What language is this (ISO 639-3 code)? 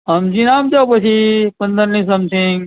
guj